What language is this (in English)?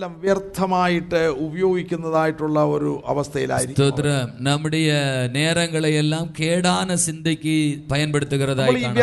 Malayalam